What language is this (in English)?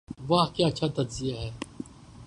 Urdu